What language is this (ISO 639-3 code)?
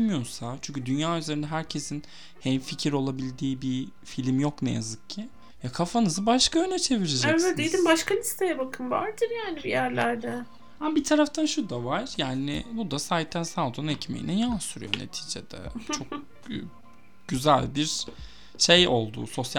tur